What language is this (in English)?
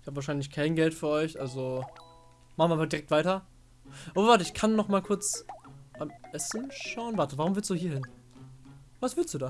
German